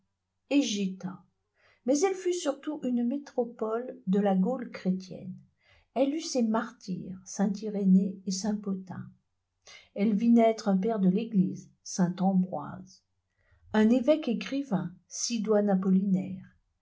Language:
French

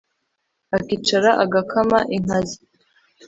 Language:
Kinyarwanda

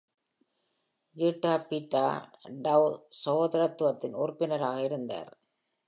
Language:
Tamil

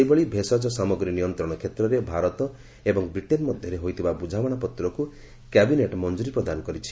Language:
Odia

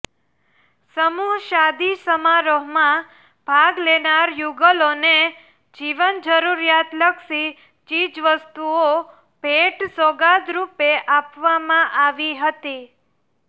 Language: Gujarati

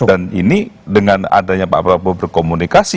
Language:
Indonesian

